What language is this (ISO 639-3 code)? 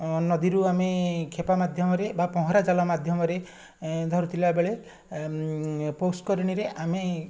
ori